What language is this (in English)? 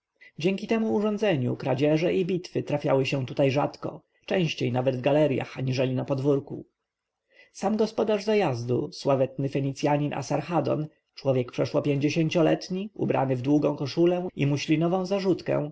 Polish